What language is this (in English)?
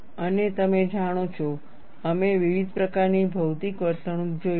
Gujarati